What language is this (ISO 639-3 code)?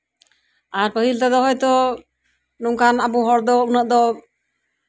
sat